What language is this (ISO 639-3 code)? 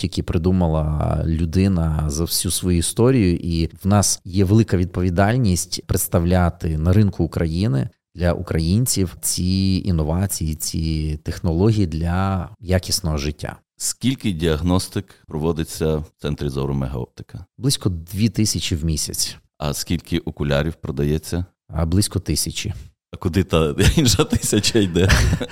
ukr